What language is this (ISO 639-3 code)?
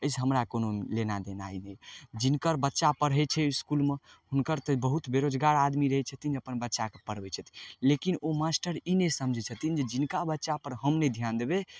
mai